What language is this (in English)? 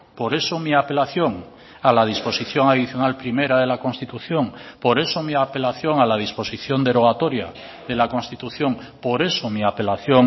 Spanish